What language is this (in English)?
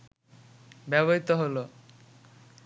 Bangla